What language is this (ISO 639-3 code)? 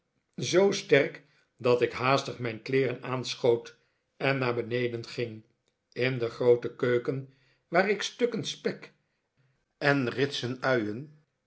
nld